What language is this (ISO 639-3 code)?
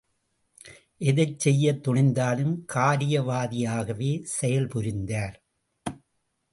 tam